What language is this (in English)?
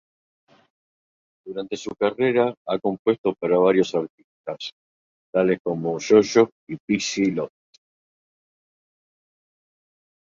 Spanish